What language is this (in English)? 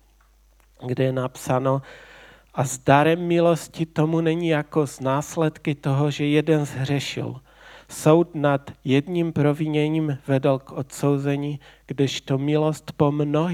Czech